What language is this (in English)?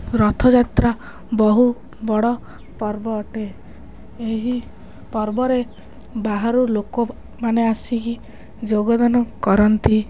Odia